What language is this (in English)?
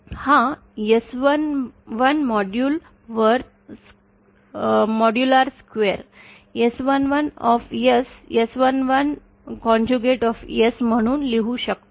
Marathi